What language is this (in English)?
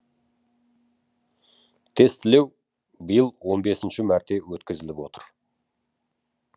Kazakh